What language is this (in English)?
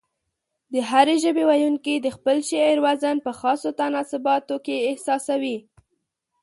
Pashto